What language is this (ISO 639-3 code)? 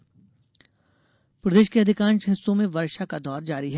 hin